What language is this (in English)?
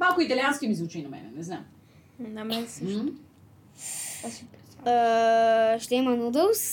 Bulgarian